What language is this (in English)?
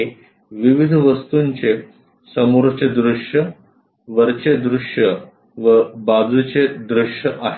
Marathi